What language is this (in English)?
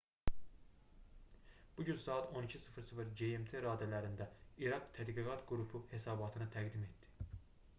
Azerbaijani